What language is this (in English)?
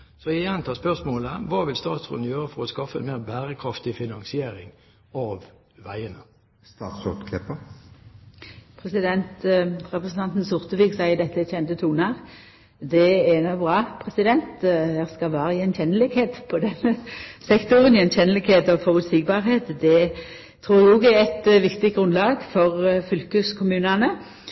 Norwegian